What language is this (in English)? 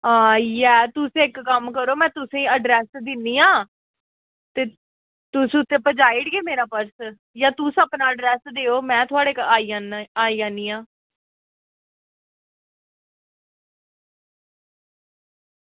Dogri